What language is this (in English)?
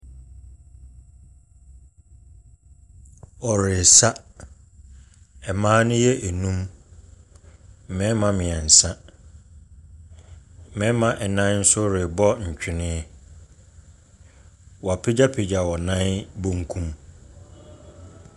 Akan